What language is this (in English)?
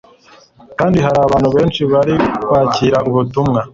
Kinyarwanda